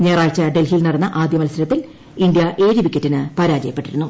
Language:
Malayalam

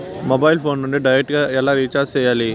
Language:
Telugu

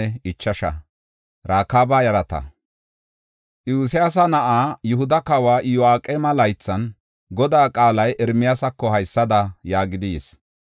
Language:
Gofa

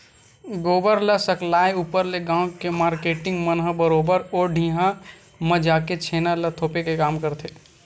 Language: Chhattisgarhi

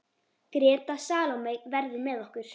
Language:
Icelandic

